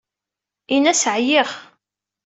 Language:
Kabyle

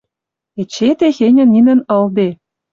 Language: Western Mari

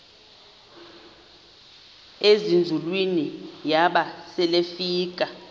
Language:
Xhosa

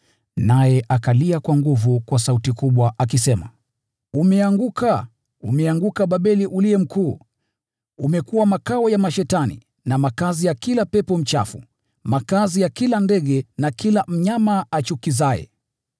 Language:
Swahili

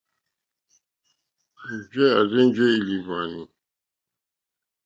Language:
Mokpwe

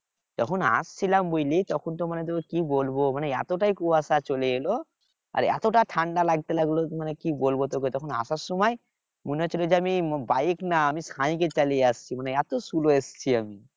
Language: Bangla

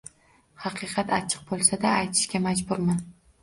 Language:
Uzbek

